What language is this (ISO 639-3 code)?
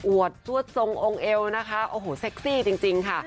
tha